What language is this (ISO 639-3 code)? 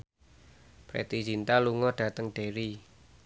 jav